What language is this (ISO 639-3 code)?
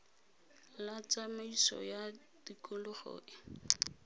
tsn